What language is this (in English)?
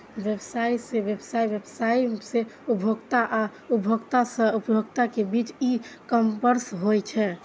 Maithili